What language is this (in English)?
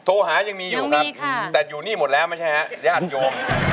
Thai